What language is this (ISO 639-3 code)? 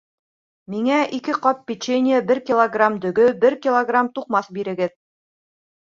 bak